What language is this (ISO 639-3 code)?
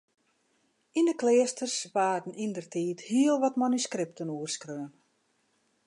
fry